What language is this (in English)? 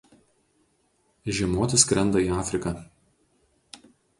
Lithuanian